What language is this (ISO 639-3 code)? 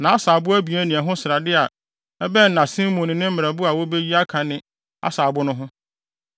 aka